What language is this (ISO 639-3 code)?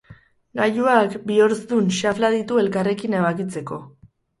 eus